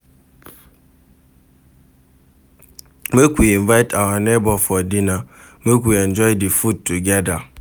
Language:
Nigerian Pidgin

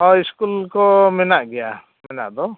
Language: Santali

